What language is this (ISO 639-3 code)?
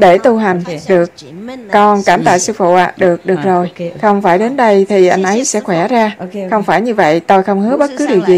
vie